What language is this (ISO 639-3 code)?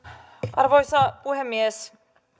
fin